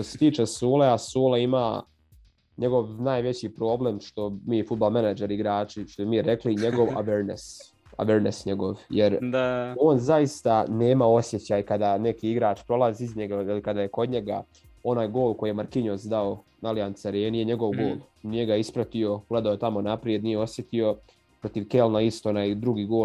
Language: Croatian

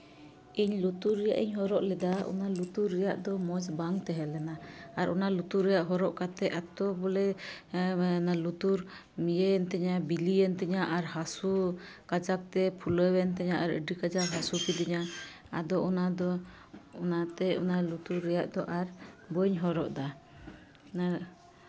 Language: Santali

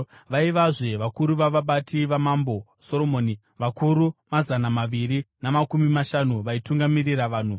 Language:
Shona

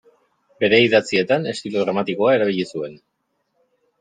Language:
Basque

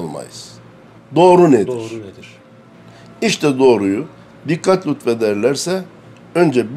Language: Turkish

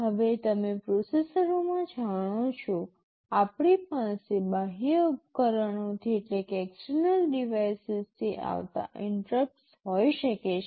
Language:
Gujarati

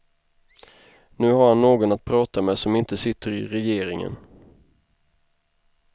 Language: Swedish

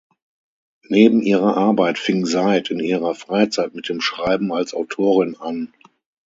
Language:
German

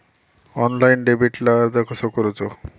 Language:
Marathi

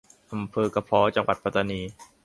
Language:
Thai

